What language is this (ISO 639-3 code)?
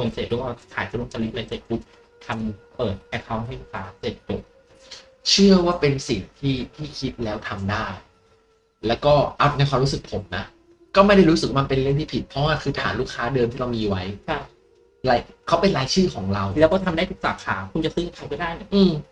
tha